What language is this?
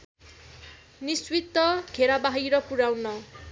Nepali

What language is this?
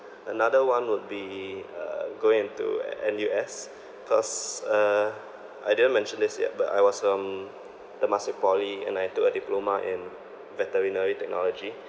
English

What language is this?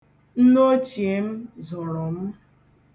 Igbo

